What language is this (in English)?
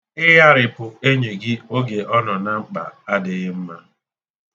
Igbo